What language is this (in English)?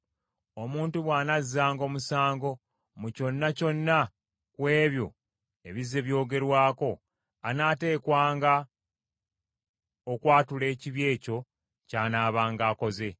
Ganda